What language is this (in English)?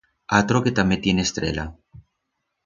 Aragonese